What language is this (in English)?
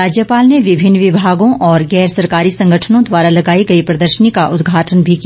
Hindi